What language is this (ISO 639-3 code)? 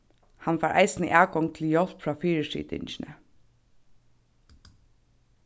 fao